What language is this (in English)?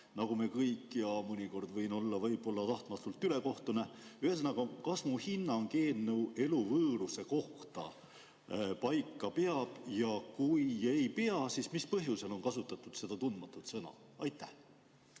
Estonian